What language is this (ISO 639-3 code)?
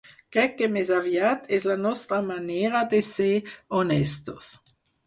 cat